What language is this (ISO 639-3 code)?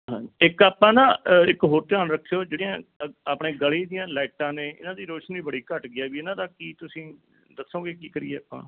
pan